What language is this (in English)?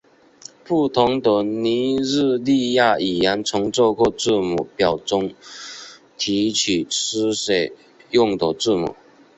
Chinese